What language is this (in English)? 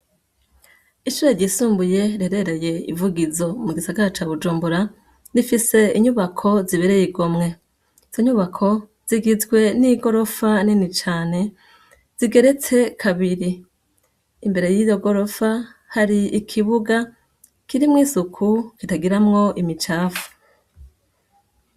Rundi